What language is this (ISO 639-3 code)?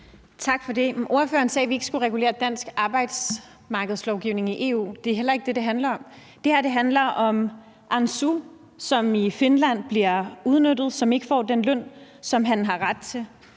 dan